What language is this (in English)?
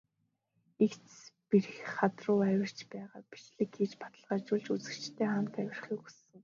Mongolian